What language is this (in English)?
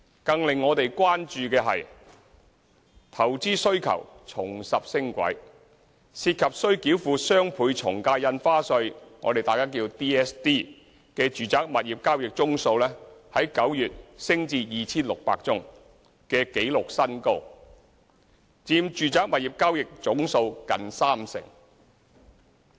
Cantonese